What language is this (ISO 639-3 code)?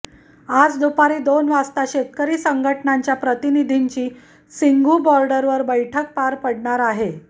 mar